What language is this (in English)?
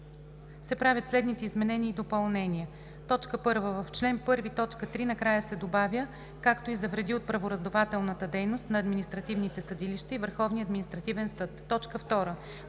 Bulgarian